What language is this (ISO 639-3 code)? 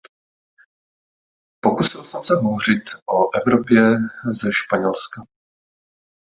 ces